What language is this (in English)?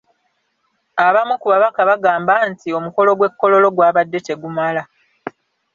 Ganda